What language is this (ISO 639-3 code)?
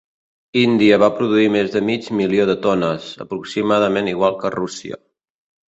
cat